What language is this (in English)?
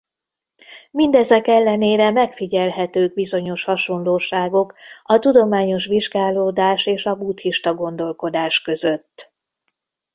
Hungarian